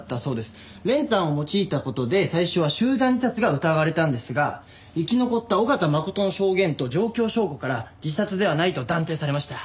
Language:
Japanese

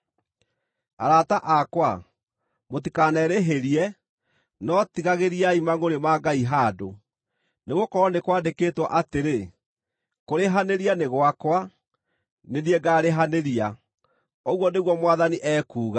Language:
Kikuyu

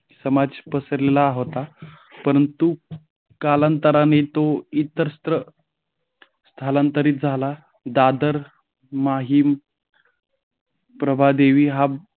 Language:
Marathi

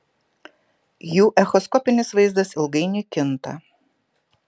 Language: Lithuanian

